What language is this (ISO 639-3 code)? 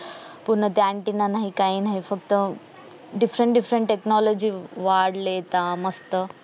mar